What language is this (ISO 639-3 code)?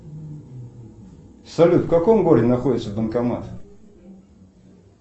rus